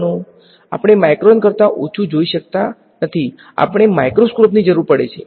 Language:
Gujarati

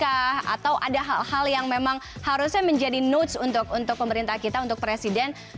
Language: Indonesian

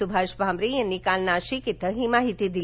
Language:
Marathi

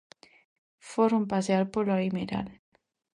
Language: Galician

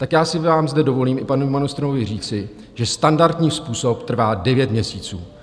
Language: Czech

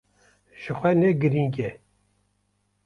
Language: Kurdish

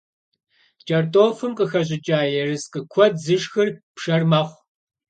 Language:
Kabardian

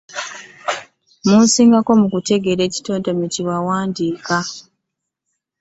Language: Ganda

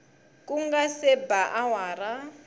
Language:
Tsonga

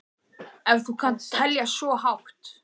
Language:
Icelandic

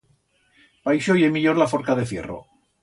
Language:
Aragonese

